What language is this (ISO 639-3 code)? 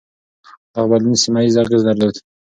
pus